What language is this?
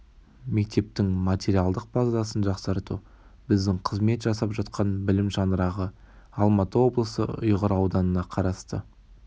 Kazakh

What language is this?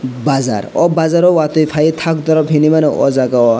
Kok Borok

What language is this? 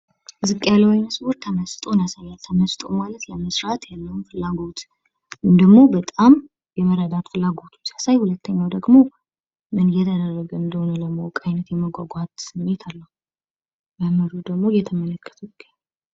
Amharic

